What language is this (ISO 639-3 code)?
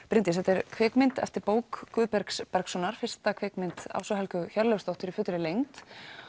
isl